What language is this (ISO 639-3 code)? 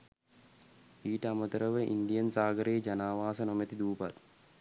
sin